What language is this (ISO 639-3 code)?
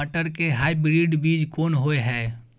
mai